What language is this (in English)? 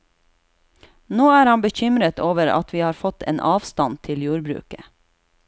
Norwegian